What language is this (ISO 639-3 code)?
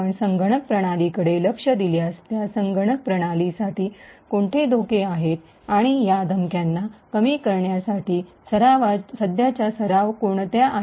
mar